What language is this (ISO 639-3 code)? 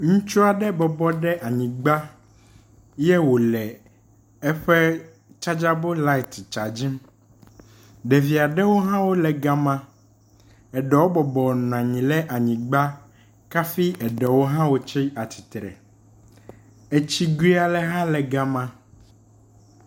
ewe